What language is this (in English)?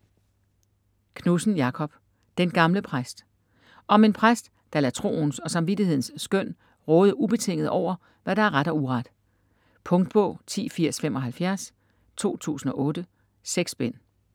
Danish